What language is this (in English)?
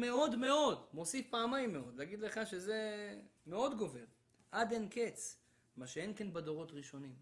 Hebrew